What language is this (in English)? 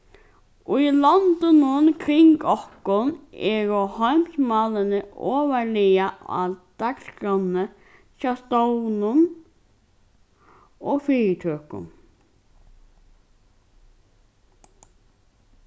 Faroese